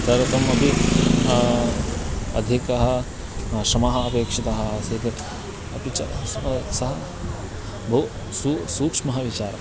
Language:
Sanskrit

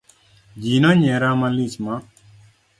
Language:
Luo (Kenya and Tanzania)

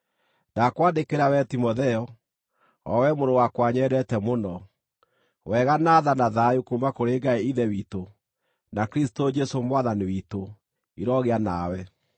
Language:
Kikuyu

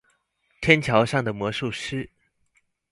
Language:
Chinese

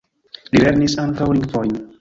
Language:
Esperanto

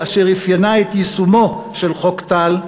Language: Hebrew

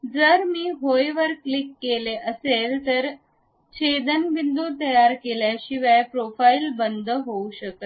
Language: Marathi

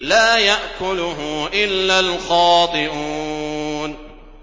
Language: Arabic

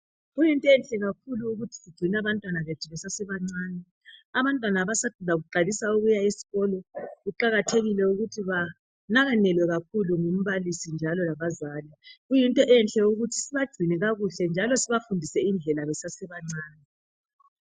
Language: North Ndebele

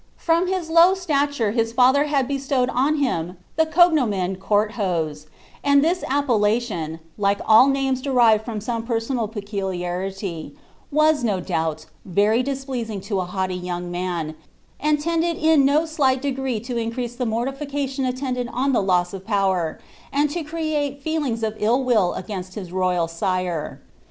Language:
English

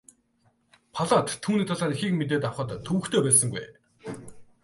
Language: Mongolian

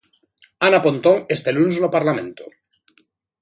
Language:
Galician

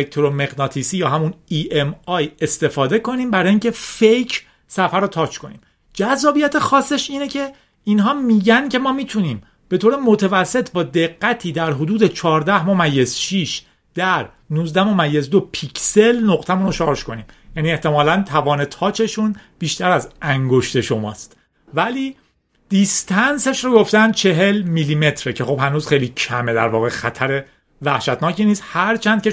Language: Persian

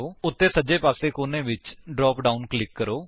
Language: Punjabi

